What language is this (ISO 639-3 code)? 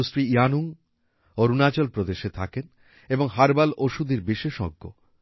ben